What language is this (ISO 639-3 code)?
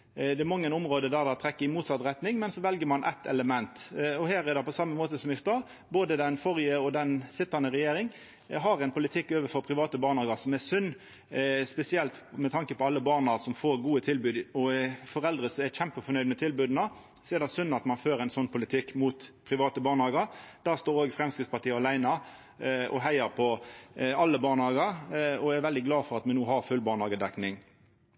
nno